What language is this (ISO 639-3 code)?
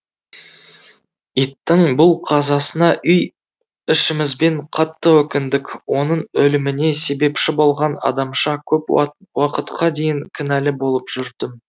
kaz